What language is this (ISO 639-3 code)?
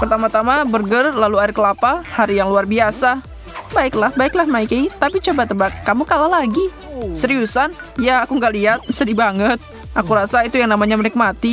ind